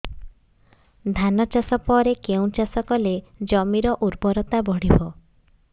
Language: Odia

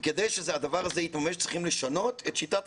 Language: Hebrew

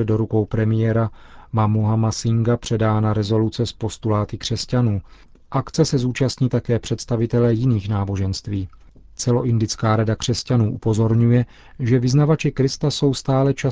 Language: Czech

